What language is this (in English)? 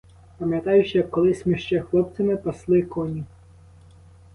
Ukrainian